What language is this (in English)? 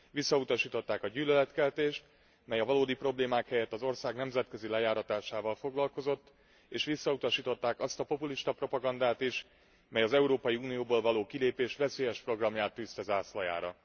Hungarian